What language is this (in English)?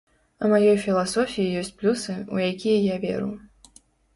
Belarusian